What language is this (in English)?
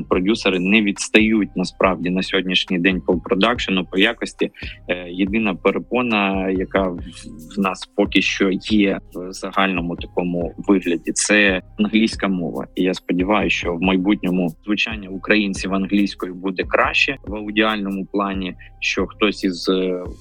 Ukrainian